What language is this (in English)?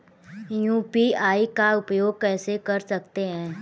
Hindi